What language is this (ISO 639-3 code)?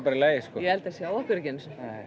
isl